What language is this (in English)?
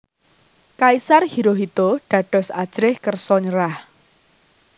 Javanese